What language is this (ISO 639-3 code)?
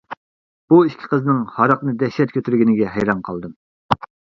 uig